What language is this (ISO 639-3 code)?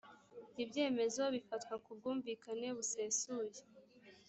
kin